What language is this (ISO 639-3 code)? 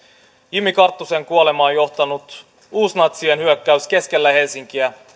fin